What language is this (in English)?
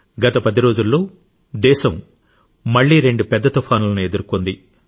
Telugu